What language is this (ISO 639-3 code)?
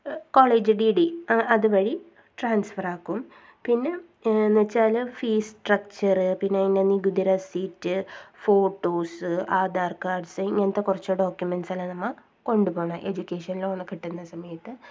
mal